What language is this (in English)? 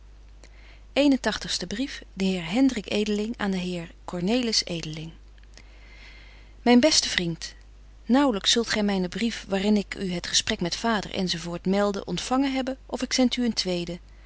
Dutch